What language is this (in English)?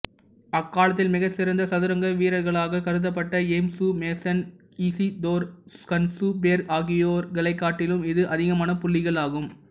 Tamil